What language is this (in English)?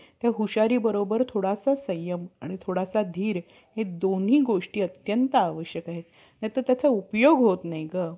Marathi